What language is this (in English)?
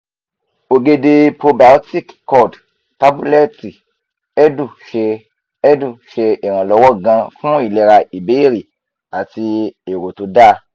Yoruba